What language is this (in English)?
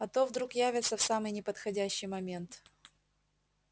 Russian